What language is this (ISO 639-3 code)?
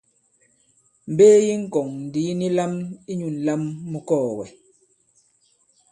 abb